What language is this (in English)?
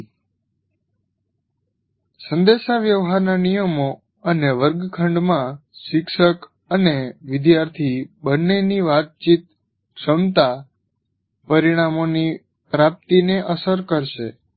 Gujarati